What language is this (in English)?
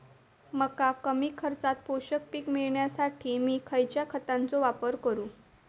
Marathi